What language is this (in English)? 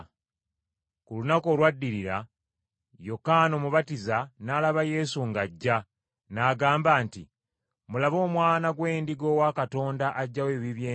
Ganda